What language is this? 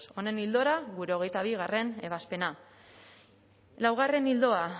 Basque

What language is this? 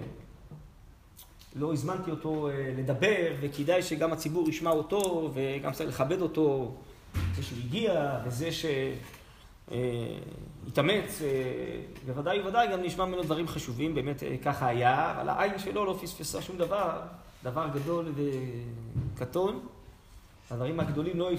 Hebrew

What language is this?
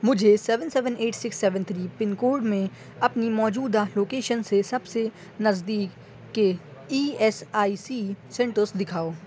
Urdu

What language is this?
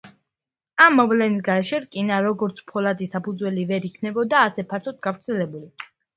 Georgian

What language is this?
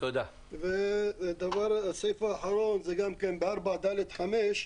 Hebrew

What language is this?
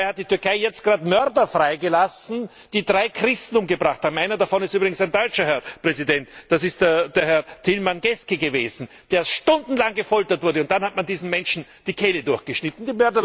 German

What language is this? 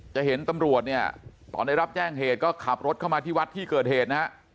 Thai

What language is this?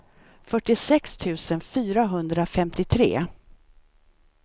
Swedish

